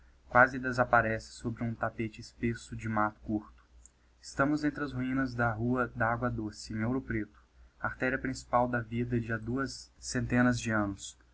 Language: Portuguese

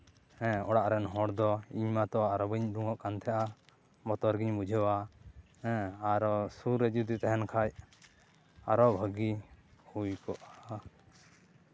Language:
Santali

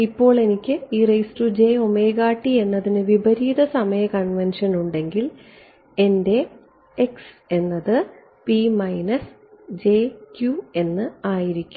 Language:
Malayalam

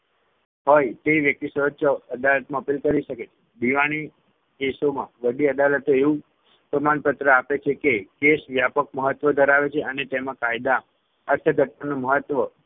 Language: Gujarati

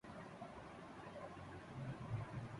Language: Urdu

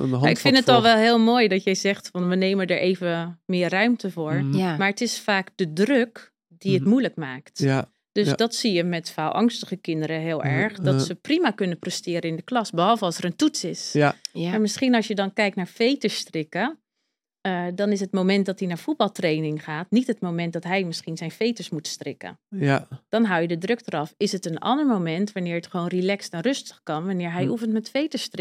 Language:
Dutch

